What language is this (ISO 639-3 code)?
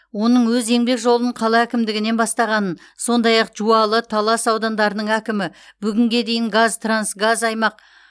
kaz